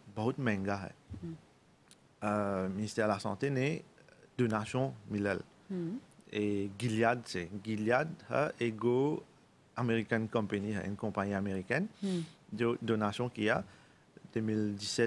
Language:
French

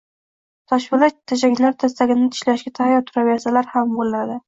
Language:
Uzbek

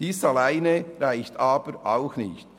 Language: Swiss German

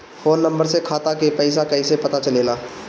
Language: Bhojpuri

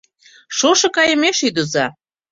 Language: Mari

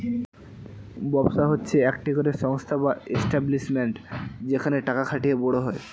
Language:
Bangla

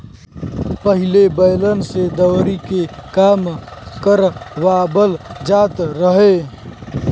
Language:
Bhojpuri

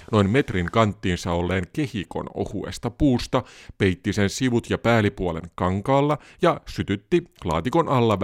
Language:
Finnish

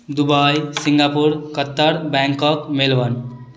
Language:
Maithili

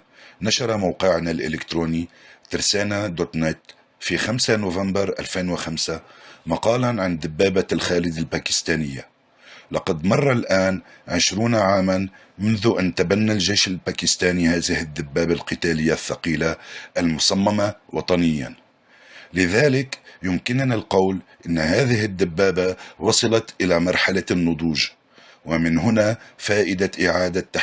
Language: Arabic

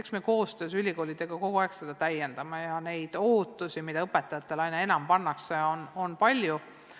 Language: Estonian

